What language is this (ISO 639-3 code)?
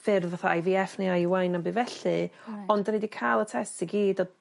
cym